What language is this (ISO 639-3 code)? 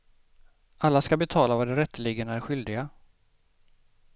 swe